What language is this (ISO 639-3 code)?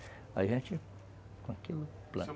por